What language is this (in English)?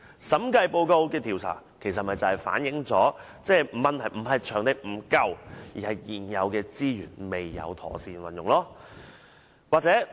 Cantonese